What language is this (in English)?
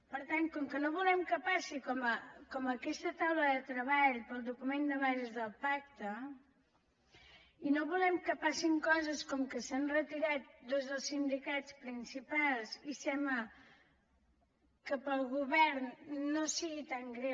Catalan